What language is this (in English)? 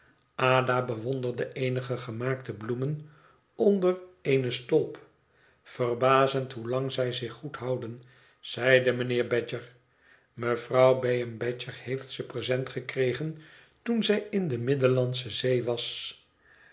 Dutch